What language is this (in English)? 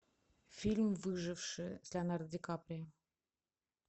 Russian